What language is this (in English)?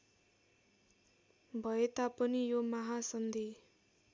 Nepali